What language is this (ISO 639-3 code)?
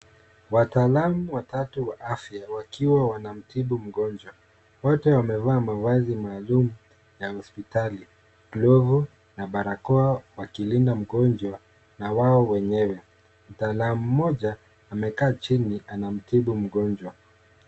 swa